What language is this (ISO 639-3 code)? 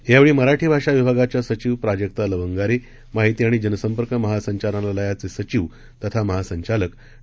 mar